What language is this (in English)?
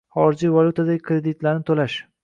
Uzbek